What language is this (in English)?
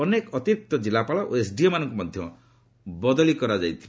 Odia